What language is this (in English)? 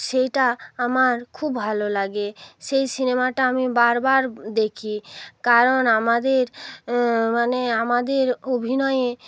Bangla